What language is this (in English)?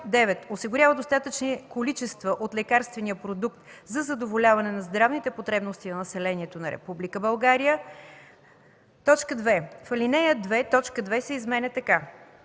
Bulgarian